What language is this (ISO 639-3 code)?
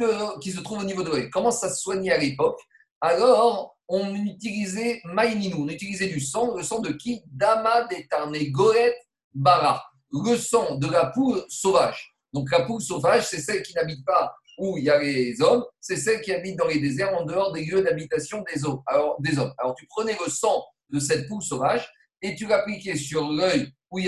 fra